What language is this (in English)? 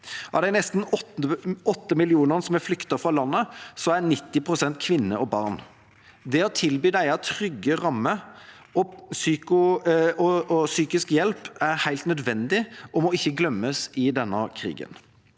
Norwegian